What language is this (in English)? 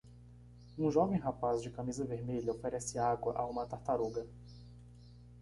Portuguese